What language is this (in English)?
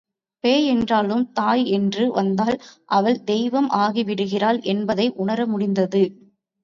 Tamil